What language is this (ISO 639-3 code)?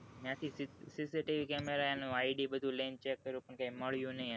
guj